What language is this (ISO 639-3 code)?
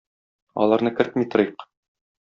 tat